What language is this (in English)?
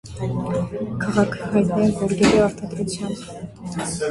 Armenian